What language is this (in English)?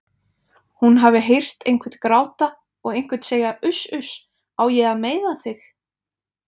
Icelandic